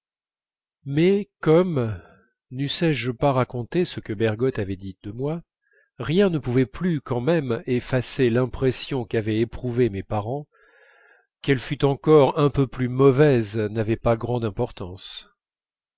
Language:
French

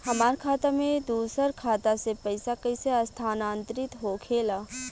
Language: Bhojpuri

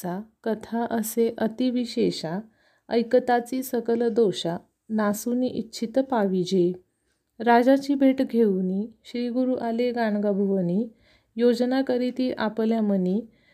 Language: Marathi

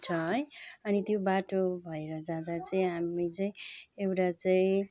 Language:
Nepali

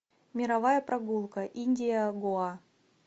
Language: Russian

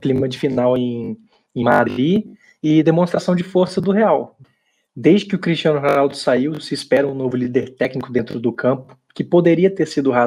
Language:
Portuguese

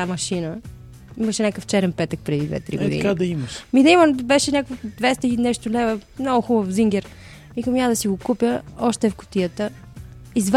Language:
Bulgarian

